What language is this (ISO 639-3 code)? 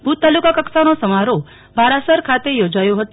guj